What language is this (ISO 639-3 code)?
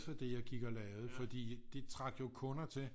dan